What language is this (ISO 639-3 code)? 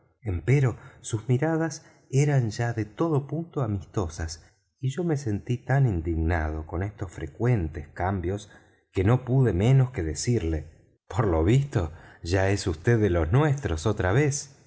spa